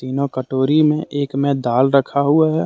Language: Hindi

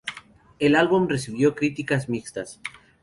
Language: Spanish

